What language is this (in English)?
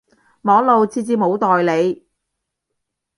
Cantonese